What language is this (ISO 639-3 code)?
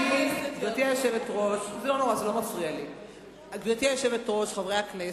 heb